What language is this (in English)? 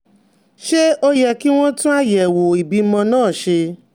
Yoruba